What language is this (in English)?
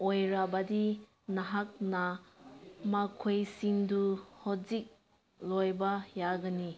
Manipuri